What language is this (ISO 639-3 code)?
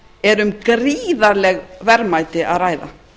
isl